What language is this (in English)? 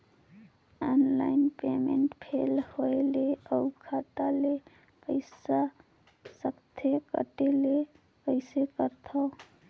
Chhattisgarhi